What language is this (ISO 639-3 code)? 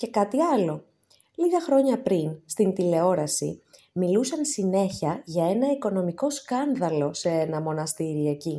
ell